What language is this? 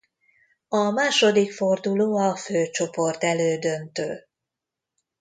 Hungarian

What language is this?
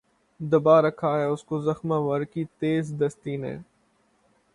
Urdu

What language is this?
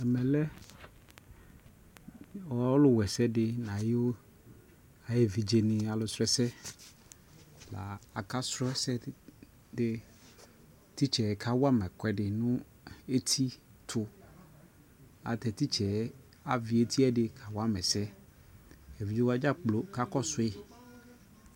Ikposo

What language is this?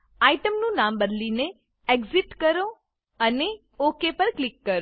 Gujarati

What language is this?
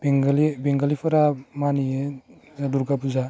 Bodo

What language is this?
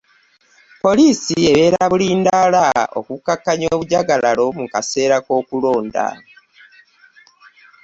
Ganda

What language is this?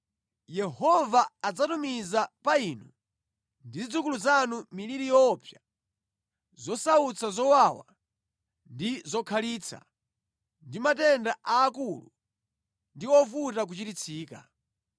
Nyanja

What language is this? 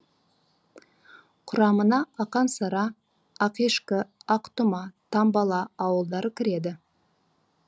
Kazakh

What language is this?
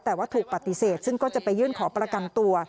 Thai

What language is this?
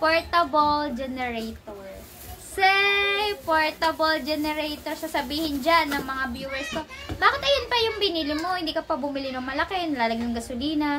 Filipino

